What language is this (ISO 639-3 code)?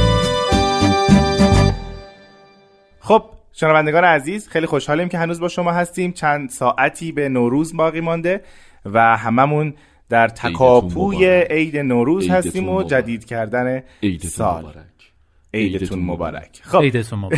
fas